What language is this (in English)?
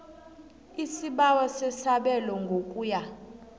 South Ndebele